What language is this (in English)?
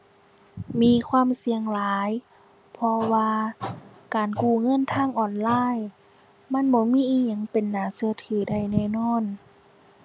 Thai